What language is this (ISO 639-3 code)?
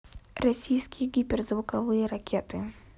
rus